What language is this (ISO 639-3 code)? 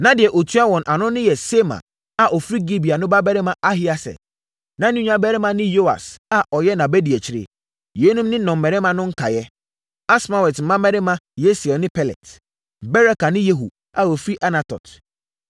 aka